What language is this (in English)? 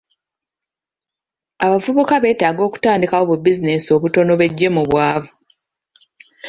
Ganda